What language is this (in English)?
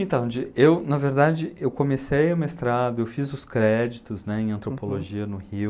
Portuguese